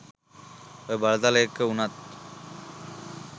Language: Sinhala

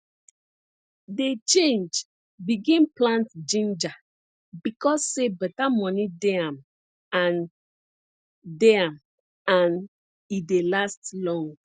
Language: Nigerian Pidgin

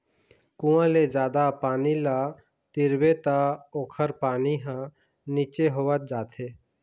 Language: Chhattisgarhi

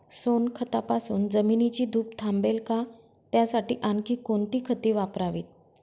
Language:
Marathi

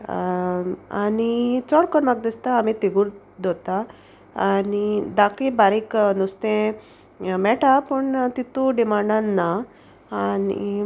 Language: Konkani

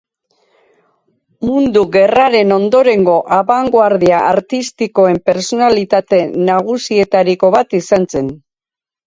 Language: Basque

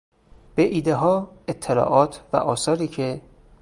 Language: Persian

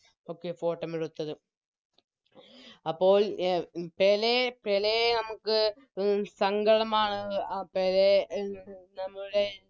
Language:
Malayalam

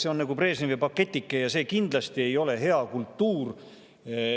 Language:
Estonian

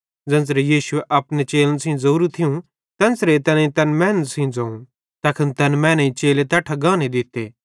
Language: Bhadrawahi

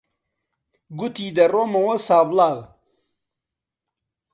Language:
Central Kurdish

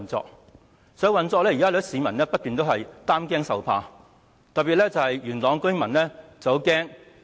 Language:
Cantonese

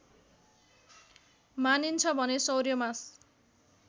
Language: Nepali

